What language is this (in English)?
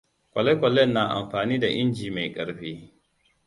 Hausa